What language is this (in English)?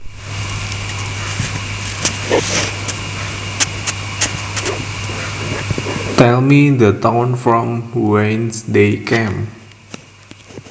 Javanese